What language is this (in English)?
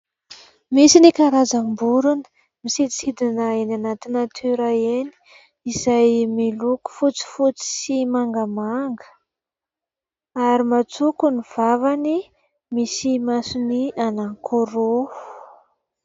Malagasy